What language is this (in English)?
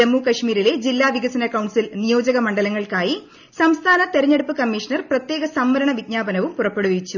Malayalam